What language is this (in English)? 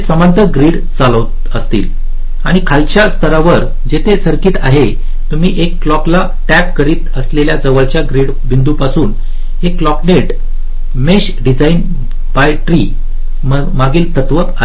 Marathi